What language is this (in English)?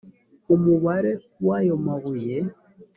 Kinyarwanda